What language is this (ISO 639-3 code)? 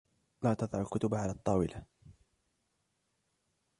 ara